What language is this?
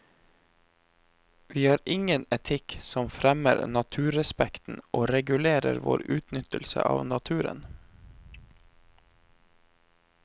Norwegian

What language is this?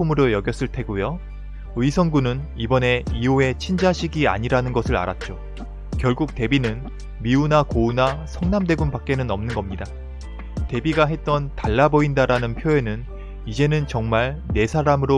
Korean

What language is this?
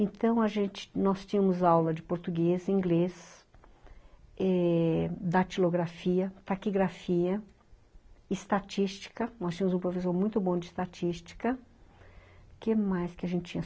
Portuguese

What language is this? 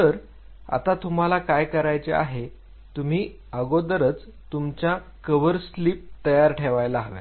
Marathi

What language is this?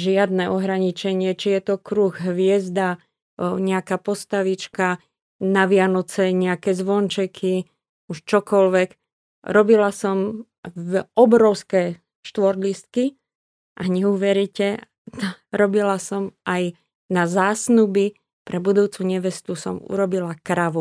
Slovak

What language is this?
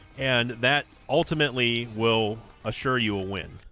English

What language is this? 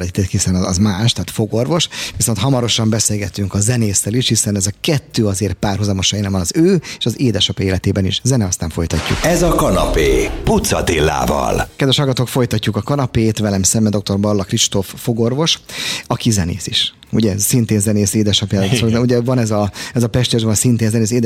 Hungarian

